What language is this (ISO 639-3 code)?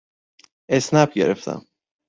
fas